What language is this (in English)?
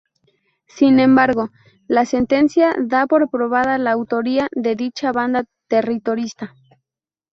Spanish